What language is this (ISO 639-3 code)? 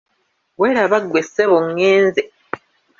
lug